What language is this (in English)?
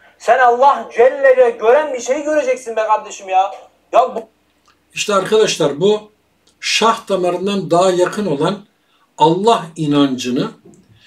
Turkish